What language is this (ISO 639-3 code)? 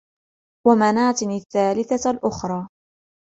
ara